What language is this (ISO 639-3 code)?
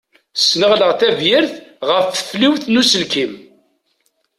kab